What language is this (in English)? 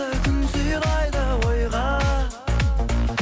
Kazakh